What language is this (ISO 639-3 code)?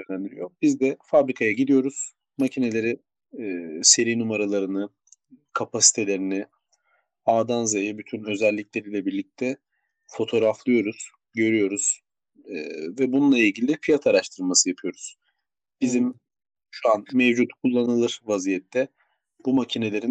tur